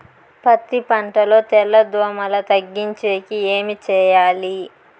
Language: Telugu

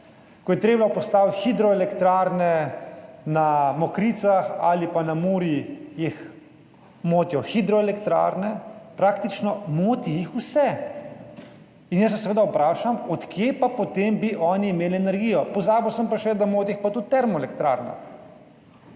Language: Slovenian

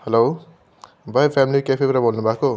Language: Nepali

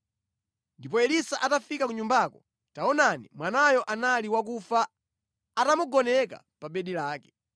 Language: Nyanja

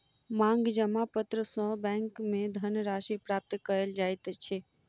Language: Maithili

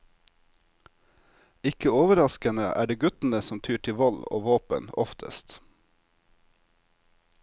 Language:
Norwegian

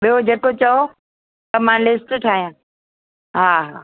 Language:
Sindhi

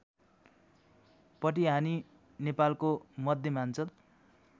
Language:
Nepali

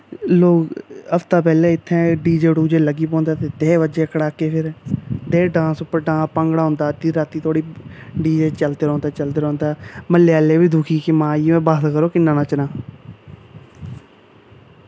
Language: Dogri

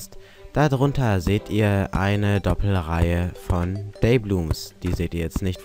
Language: German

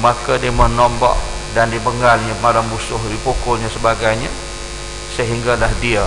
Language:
Malay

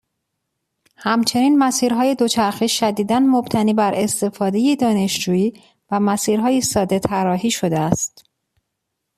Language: Persian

